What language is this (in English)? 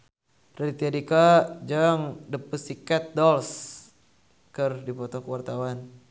Sundanese